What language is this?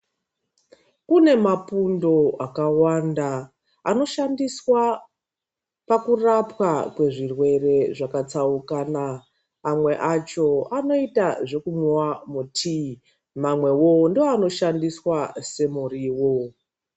Ndau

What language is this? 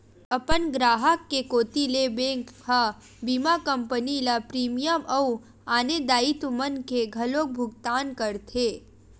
Chhattisgarhi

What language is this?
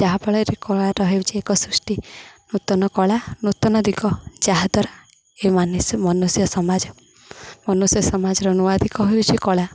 Odia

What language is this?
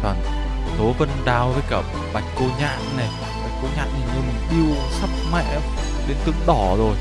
Vietnamese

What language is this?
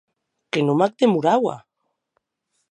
Occitan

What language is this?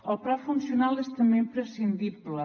Catalan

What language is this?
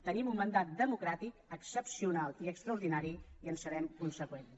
Catalan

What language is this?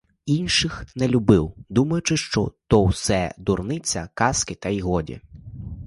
Ukrainian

